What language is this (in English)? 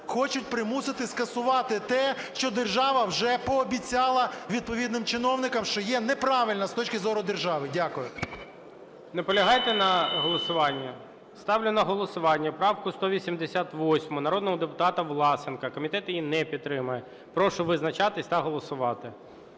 Ukrainian